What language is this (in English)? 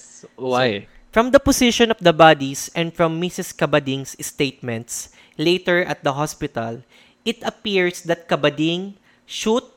Filipino